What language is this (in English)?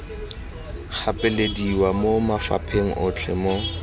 Tswana